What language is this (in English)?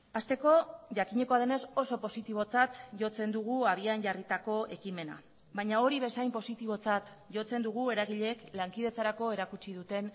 Basque